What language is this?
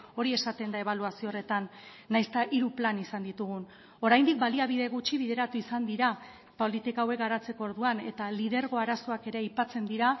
Basque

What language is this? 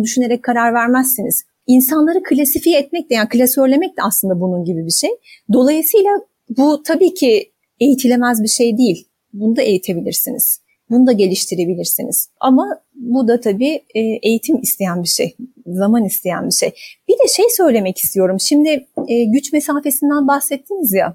Turkish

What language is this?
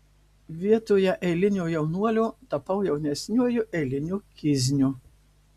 Lithuanian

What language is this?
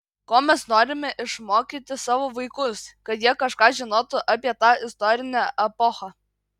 Lithuanian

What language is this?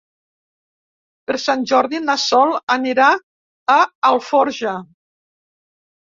Catalan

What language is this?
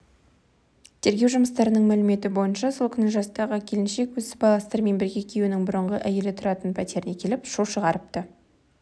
Kazakh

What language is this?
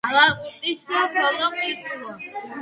Georgian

